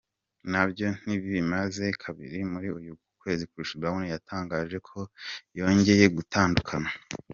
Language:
Kinyarwanda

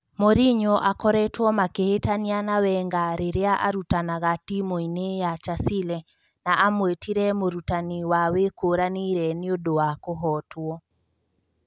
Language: Kikuyu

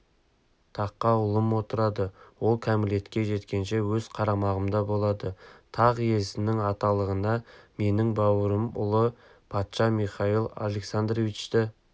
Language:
Kazakh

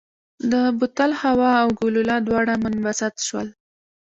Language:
Pashto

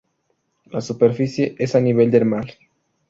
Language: Spanish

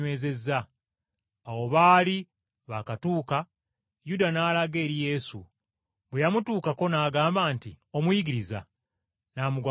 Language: Ganda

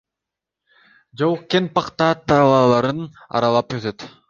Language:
Kyrgyz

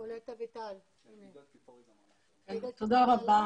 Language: Hebrew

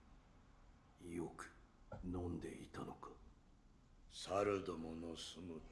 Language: Russian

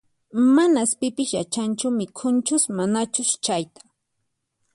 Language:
Puno Quechua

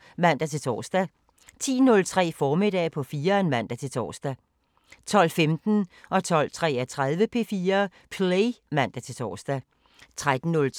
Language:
Danish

